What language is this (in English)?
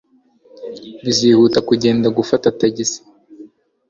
Kinyarwanda